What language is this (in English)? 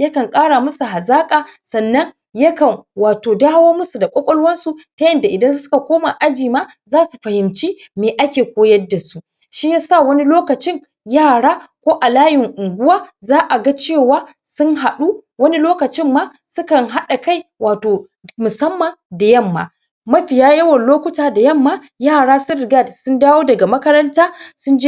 Hausa